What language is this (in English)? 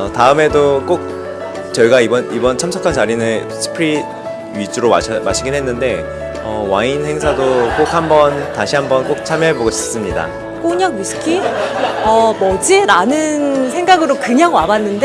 Korean